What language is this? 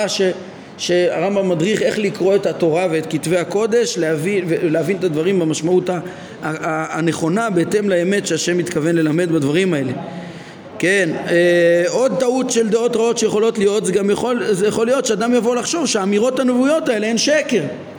Hebrew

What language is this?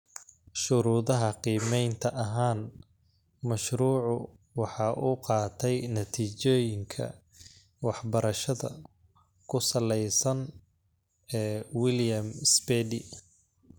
Somali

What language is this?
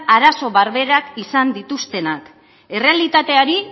Basque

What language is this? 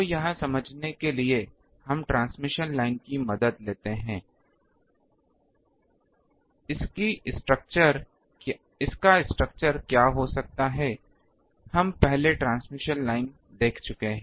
Hindi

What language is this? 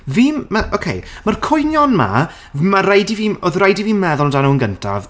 Welsh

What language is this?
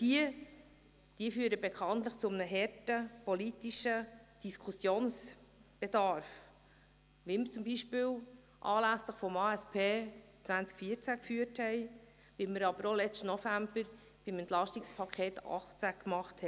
Swiss German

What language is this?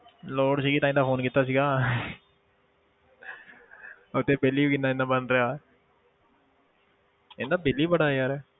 Punjabi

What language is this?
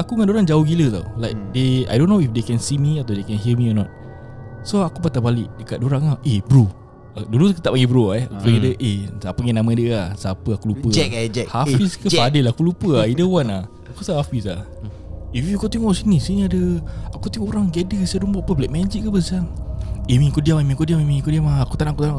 Malay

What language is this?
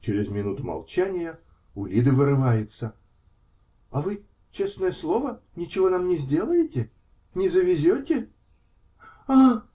Russian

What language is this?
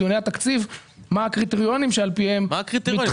Hebrew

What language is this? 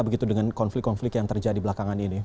Indonesian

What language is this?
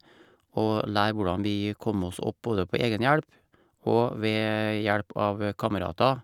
Norwegian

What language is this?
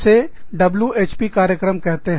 Hindi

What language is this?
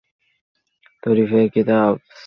Bangla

